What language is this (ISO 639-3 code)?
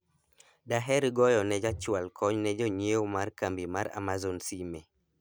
luo